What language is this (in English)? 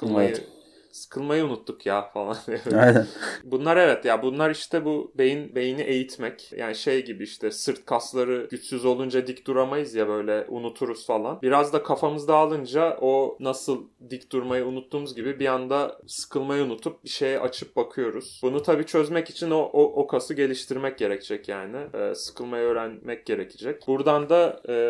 Turkish